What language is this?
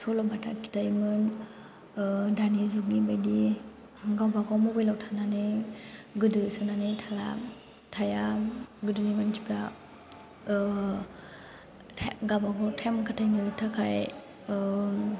Bodo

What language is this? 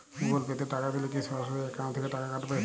Bangla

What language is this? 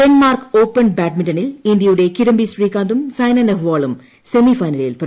Malayalam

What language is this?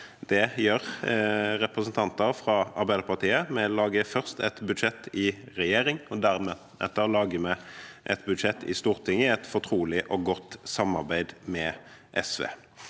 Norwegian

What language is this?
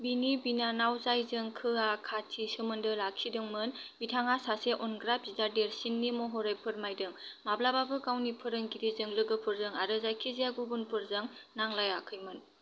Bodo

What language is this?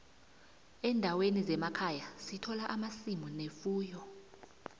South Ndebele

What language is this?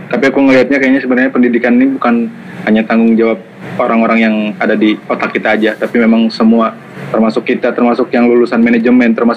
Indonesian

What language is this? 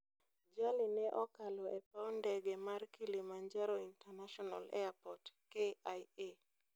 Luo (Kenya and Tanzania)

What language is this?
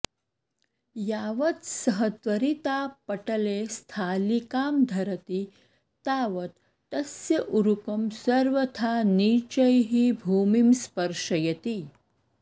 Sanskrit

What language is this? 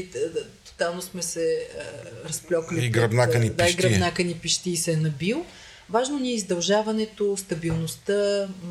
Bulgarian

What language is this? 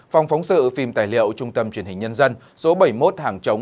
Vietnamese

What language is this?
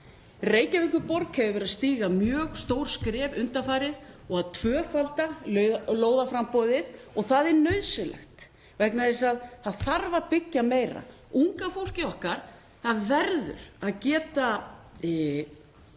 Icelandic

